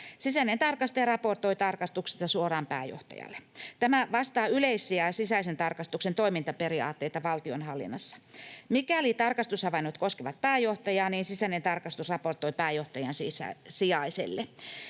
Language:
Finnish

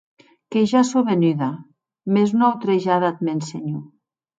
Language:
Occitan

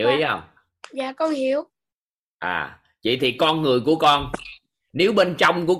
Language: Vietnamese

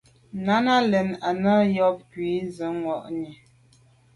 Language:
Medumba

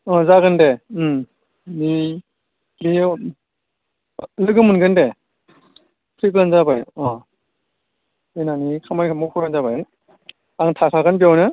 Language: Bodo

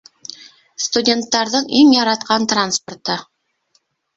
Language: Bashkir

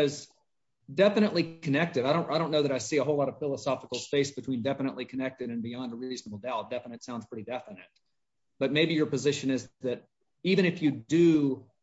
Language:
English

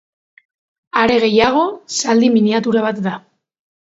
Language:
Basque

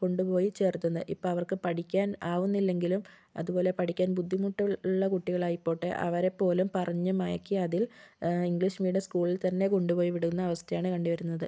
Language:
Malayalam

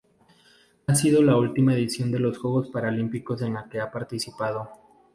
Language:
Spanish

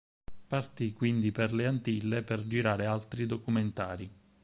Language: Italian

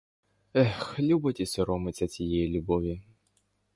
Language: Ukrainian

